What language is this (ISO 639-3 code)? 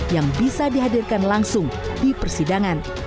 ind